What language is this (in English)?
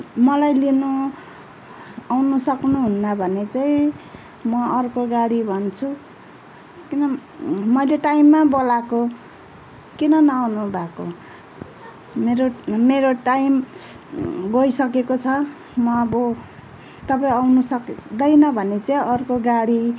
Nepali